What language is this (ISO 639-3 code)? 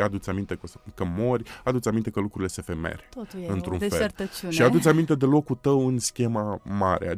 ron